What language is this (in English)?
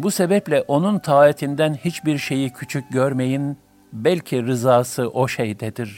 Turkish